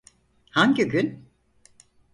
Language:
Turkish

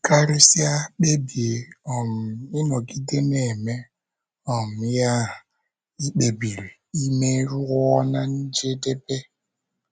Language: Igbo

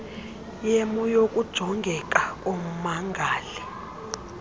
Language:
Xhosa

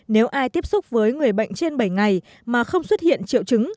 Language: Vietnamese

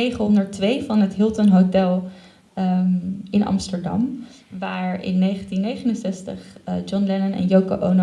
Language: Dutch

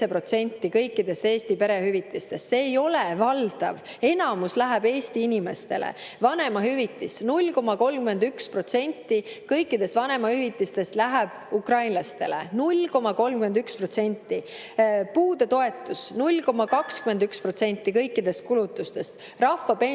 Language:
Estonian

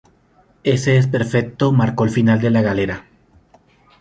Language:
Spanish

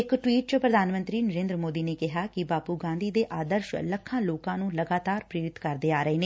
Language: Punjabi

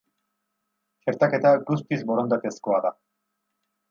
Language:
Basque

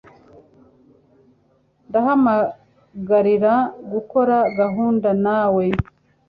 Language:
Kinyarwanda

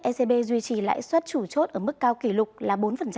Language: Vietnamese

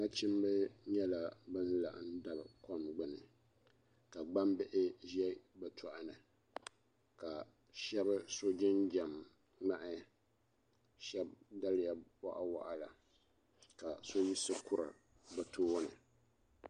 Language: Dagbani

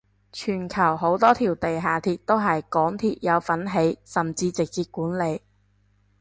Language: Cantonese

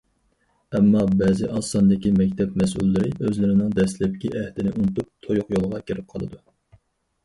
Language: Uyghur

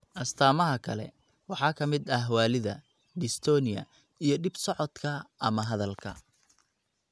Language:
Somali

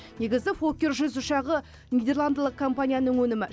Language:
Kazakh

